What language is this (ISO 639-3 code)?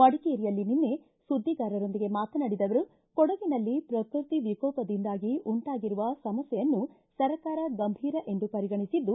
kan